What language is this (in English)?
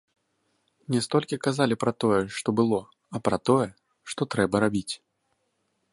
Belarusian